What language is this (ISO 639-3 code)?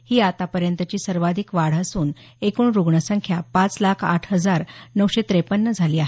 mar